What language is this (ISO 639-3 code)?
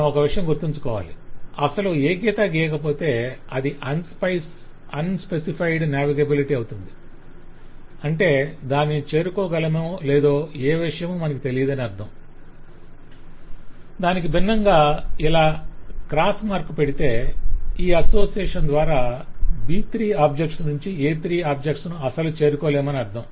tel